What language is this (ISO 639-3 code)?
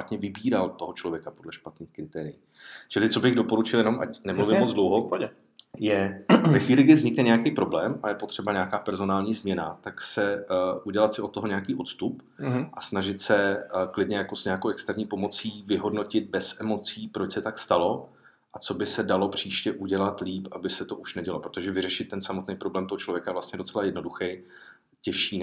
ces